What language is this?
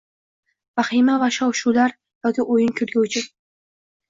Uzbek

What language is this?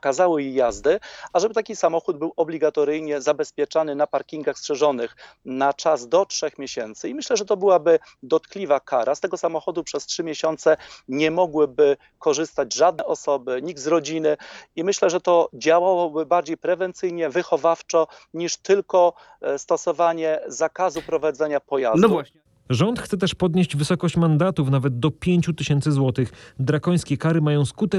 Polish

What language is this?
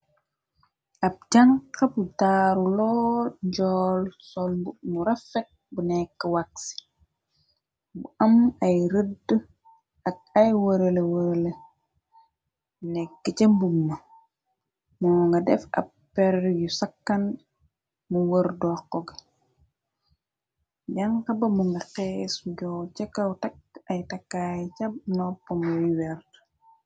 Wolof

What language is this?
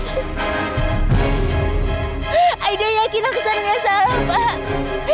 Indonesian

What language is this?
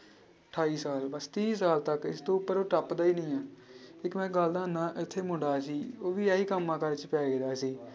Punjabi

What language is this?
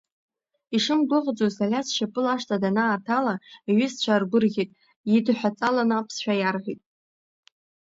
Abkhazian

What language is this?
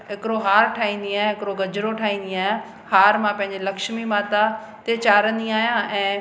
Sindhi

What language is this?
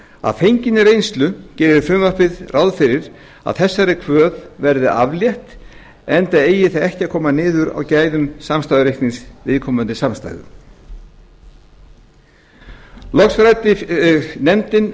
Icelandic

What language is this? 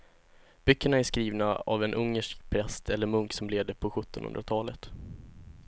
Swedish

